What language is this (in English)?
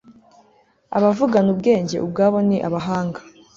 Kinyarwanda